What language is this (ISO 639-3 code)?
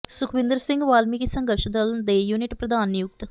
pan